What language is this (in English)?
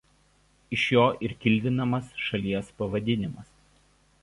Lithuanian